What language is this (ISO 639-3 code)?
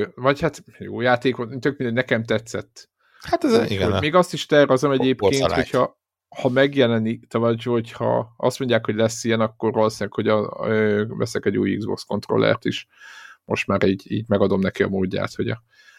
hun